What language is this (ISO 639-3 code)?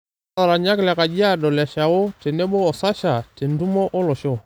mas